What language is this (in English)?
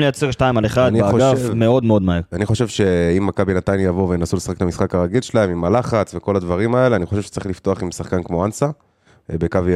Hebrew